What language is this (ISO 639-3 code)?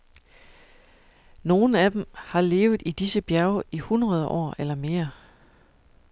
dan